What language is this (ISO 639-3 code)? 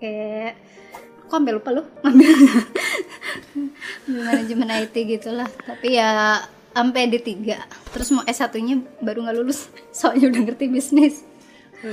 ind